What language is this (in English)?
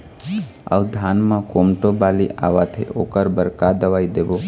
Chhattisgarhi